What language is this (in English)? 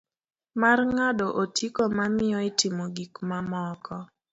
Luo (Kenya and Tanzania)